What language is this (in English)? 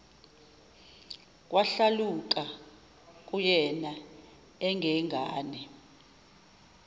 Zulu